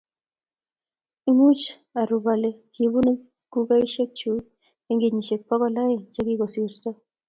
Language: Kalenjin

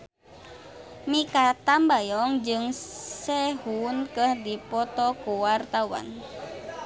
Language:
Sundanese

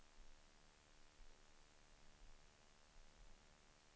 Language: Swedish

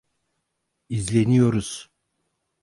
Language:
Turkish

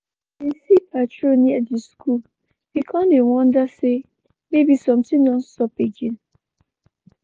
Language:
Nigerian Pidgin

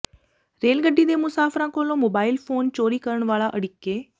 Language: Punjabi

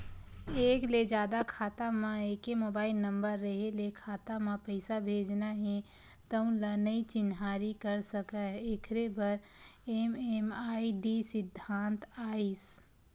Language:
Chhattisgarhi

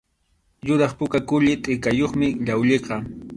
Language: Arequipa-La Unión Quechua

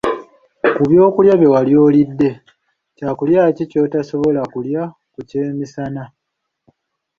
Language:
Ganda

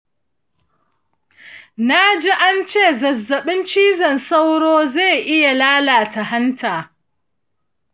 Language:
Hausa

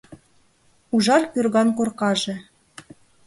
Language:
Mari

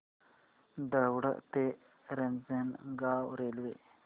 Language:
Marathi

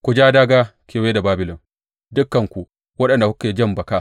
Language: Hausa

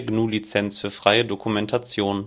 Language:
German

